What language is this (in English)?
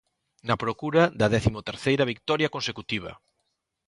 Galician